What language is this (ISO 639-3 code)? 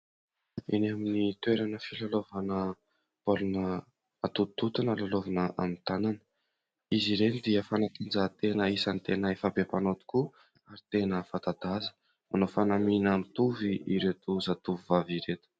mlg